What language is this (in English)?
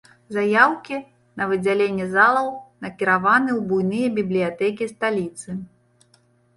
Belarusian